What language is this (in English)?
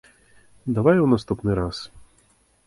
Belarusian